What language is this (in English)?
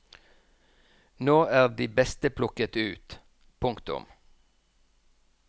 Norwegian